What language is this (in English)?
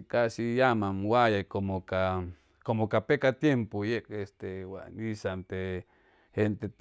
Chimalapa Zoque